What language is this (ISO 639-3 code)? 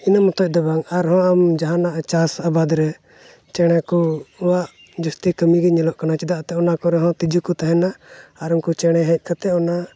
sat